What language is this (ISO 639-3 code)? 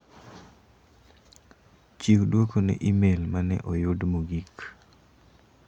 luo